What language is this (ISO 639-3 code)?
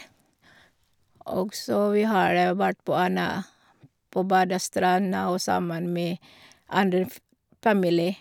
nor